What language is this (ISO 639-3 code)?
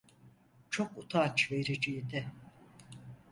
tur